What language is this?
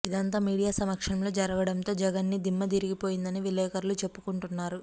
Telugu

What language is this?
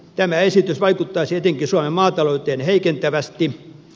Finnish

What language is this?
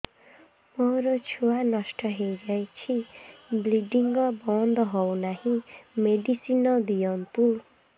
Odia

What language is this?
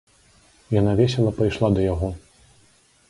Belarusian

